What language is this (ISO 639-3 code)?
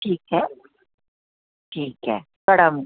doi